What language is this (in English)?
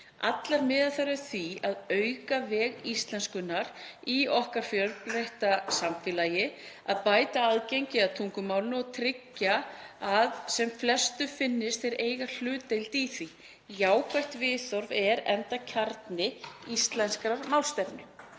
Icelandic